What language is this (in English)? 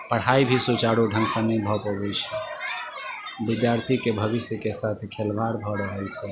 Maithili